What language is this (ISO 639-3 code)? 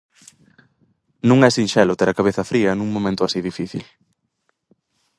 glg